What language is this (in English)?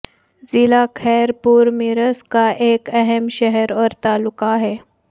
Urdu